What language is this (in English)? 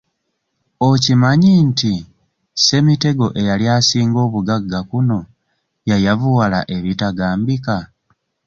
Ganda